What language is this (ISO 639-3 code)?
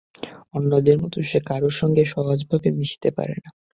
ben